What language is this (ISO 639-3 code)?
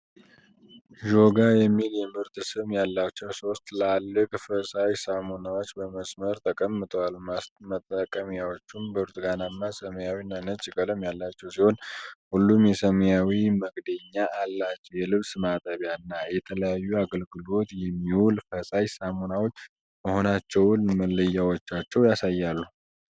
amh